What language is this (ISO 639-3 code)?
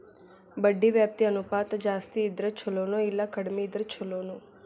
kan